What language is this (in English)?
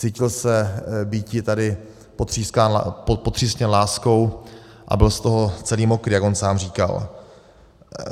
Czech